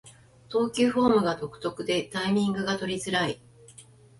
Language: Japanese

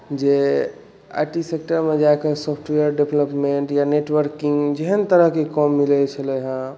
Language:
Maithili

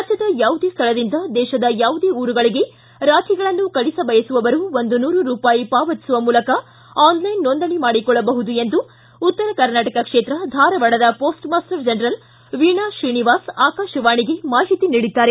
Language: Kannada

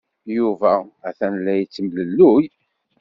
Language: Kabyle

